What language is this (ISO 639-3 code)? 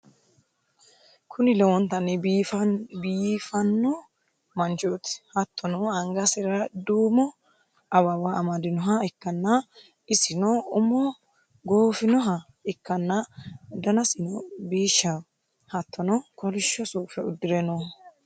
sid